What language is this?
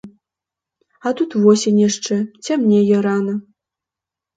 Belarusian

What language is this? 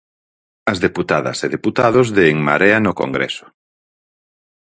Galician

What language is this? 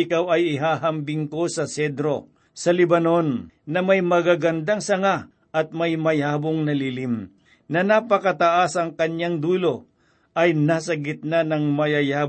Filipino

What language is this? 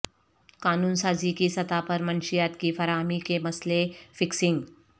Urdu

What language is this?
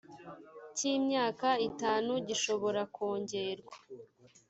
Kinyarwanda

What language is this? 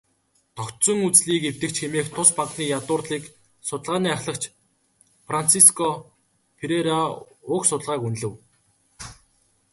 Mongolian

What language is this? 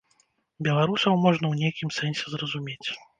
Belarusian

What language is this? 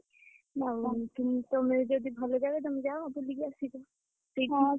Odia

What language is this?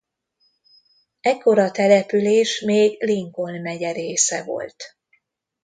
Hungarian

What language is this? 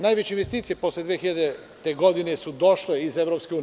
Serbian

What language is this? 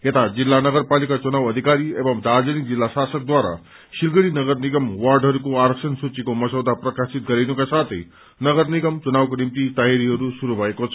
Nepali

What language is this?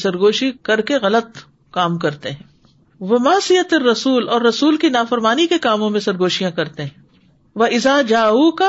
Urdu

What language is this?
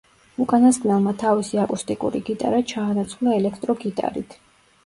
Georgian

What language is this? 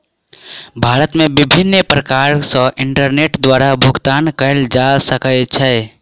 Maithili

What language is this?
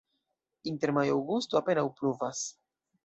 Esperanto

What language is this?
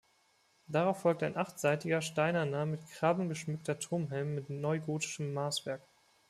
German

